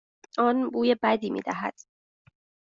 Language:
Persian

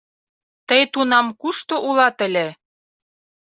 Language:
Mari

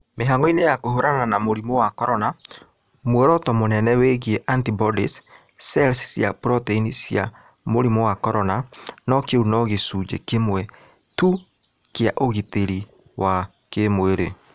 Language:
Kikuyu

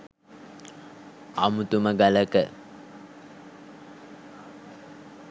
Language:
Sinhala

